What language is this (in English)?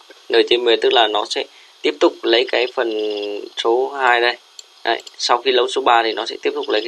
Vietnamese